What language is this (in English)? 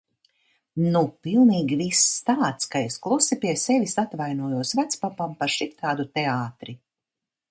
Latvian